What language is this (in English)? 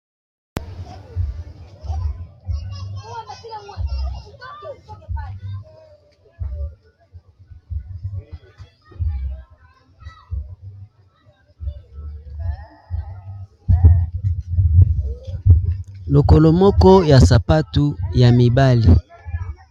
Lingala